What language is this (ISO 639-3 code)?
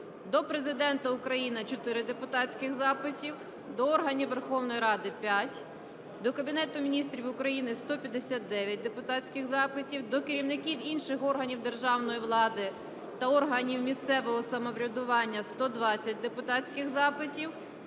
ukr